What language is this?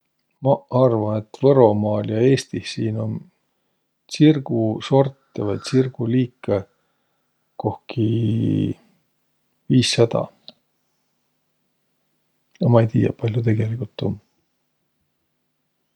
Võro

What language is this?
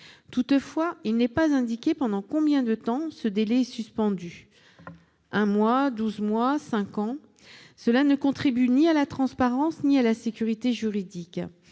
French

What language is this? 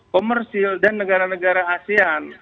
Indonesian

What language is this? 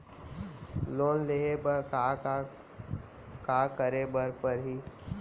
Chhattisgarhi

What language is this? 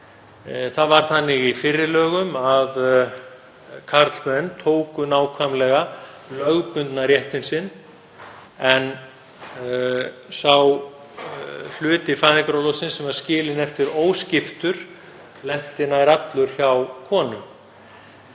Icelandic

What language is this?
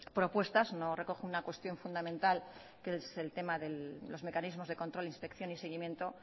Spanish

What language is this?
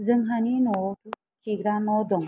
Bodo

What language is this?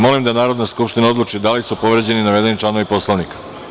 Serbian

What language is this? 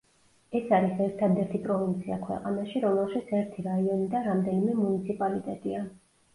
Georgian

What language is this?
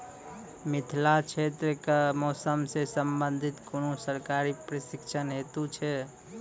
Maithili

